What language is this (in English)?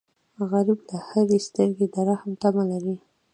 Pashto